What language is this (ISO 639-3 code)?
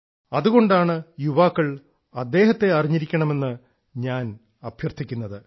mal